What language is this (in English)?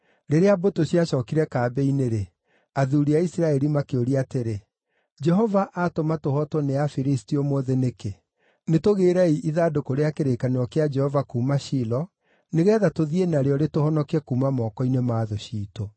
Kikuyu